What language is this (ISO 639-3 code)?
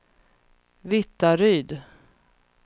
swe